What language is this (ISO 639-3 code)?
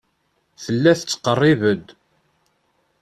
kab